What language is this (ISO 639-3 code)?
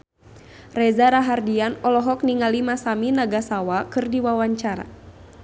sun